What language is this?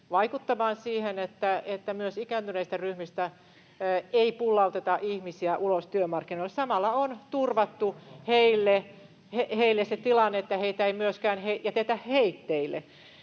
Finnish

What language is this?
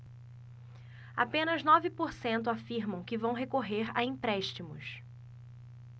Portuguese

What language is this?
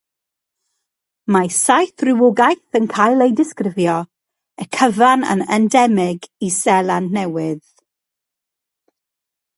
Welsh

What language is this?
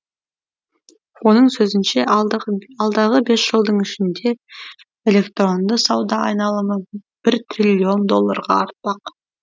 Kazakh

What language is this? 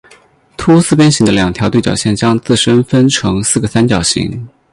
Chinese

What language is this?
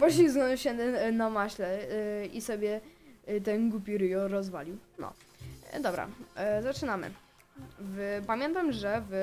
Polish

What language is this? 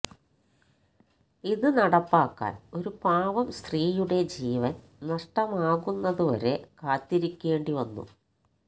Malayalam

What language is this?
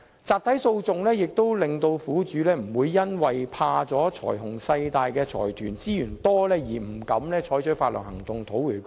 Cantonese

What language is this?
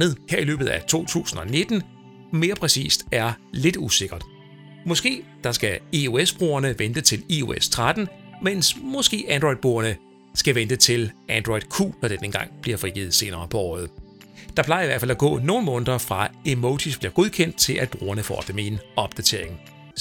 Danish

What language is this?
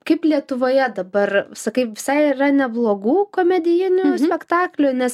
Lithuanian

